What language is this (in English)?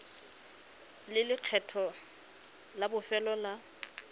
Tswana